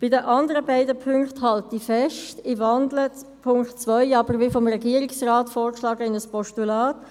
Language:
Swiss German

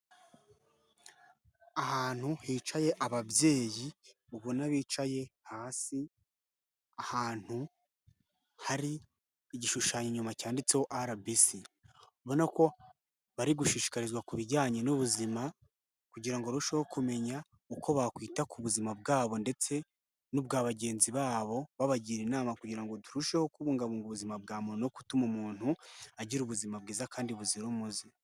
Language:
Kinyarwanda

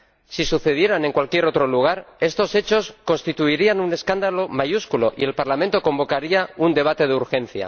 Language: Spanish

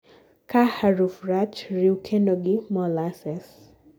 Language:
Luo (Kenya and Tanzania)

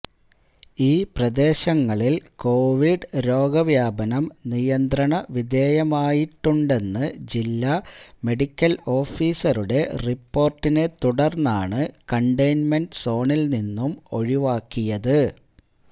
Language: Malayalam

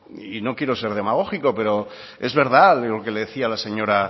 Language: Spanish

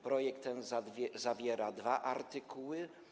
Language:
Polish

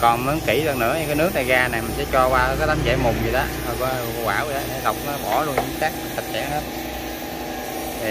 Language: Vietnamese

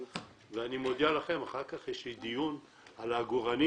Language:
Hebrew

